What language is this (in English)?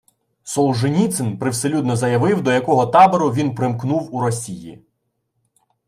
Ukrainian